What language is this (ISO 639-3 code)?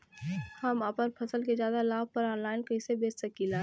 bho